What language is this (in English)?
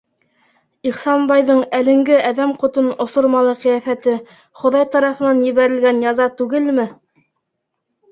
Bashkir